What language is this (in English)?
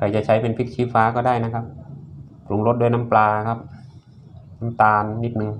Thai